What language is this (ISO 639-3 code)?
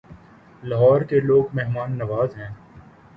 urd